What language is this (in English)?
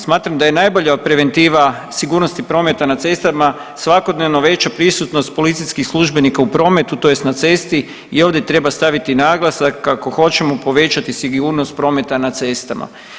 Croatian